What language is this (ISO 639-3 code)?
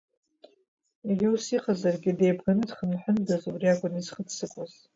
abk